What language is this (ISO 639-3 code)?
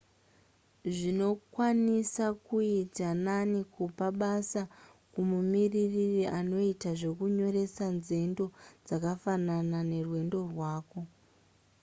sna